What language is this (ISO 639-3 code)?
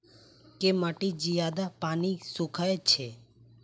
mai